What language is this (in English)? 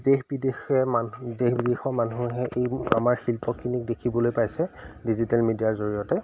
Assamese